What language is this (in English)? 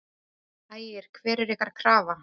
Icelandic